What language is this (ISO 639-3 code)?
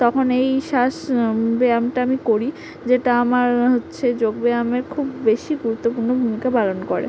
ben